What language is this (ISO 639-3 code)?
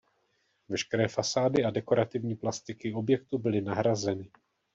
ces